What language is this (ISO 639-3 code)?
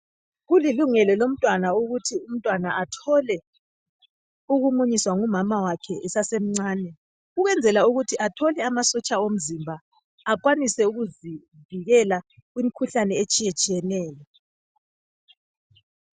nde